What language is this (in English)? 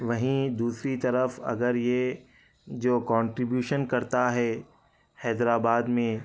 Urdu